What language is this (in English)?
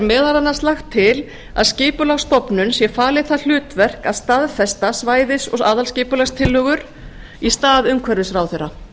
Icelandic